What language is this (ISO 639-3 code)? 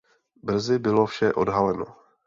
ces